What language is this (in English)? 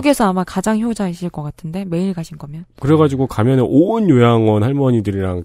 Korean